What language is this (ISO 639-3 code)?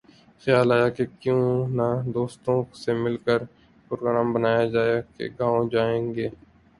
urd